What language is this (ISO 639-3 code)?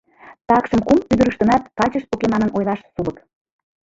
chm